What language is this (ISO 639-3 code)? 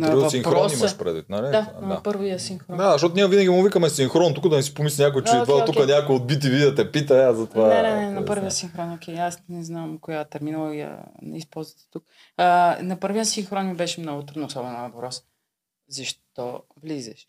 bul